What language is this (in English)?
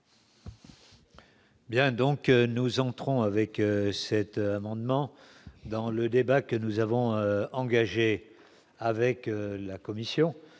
French